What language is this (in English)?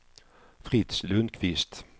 Swedish